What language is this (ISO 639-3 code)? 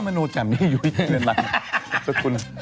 tha